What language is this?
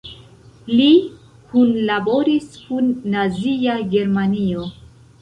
Esperanto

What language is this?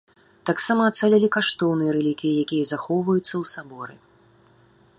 Belarusian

